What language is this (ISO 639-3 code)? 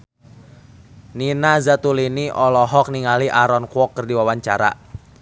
sun